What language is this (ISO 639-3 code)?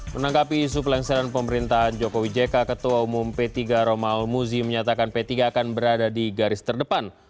ind